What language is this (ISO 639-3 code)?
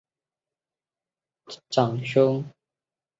zho